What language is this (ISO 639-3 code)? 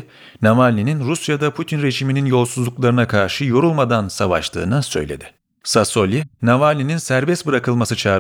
tur